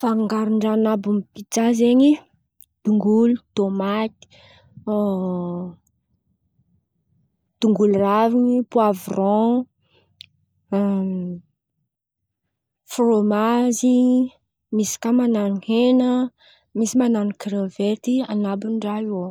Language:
Antankarana Malagasy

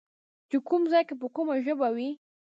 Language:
Pashto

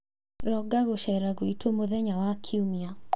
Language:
Kikuyu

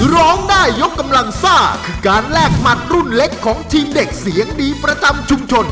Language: Thai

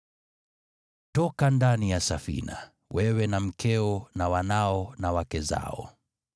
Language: Swahili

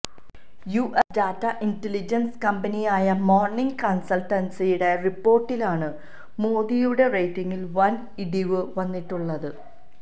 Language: Malayalam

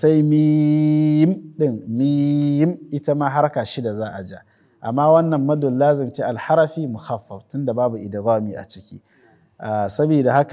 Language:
Arabic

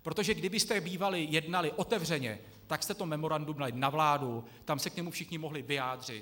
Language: Czech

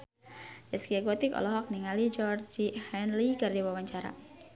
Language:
Sundanese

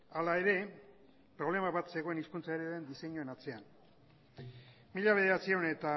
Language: Basque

